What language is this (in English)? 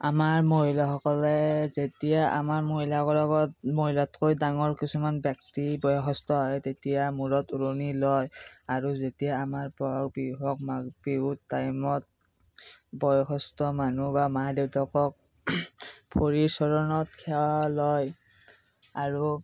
Assamese